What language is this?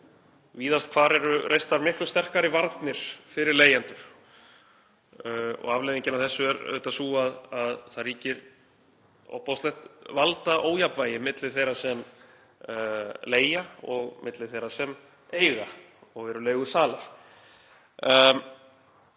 Icelandic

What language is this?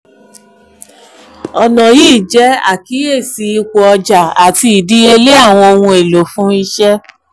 Yoruba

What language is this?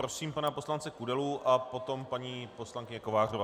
Czech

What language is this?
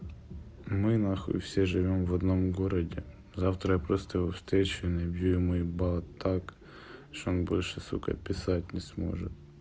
Russian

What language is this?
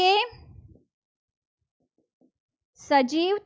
Gujarati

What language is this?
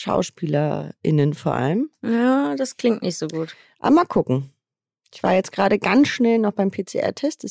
German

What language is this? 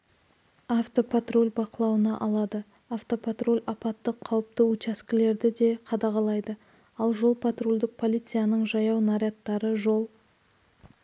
Kazakh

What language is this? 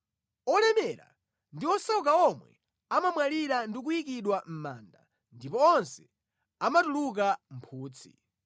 Nyanja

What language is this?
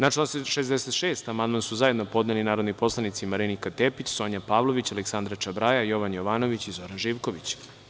Serbian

